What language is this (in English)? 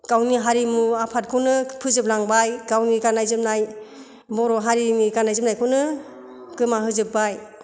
Bodo